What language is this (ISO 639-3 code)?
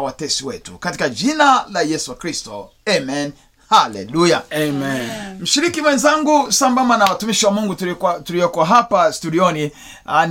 swa